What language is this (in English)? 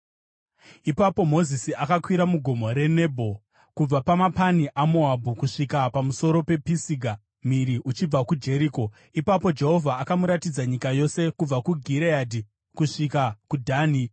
Shona